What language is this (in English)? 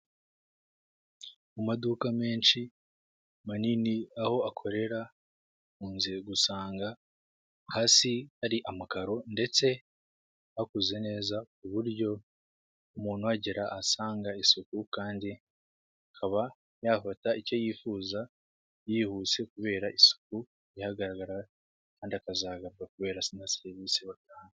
Kinyarwanda